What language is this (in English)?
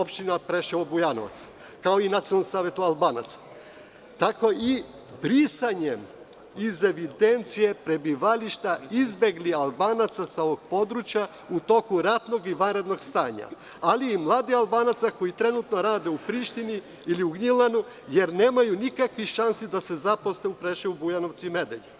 Serbian